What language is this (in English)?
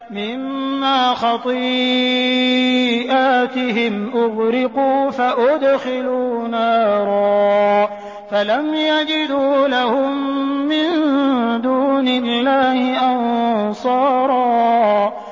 Arabic